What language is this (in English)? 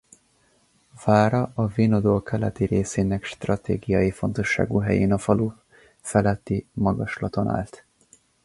Hungarian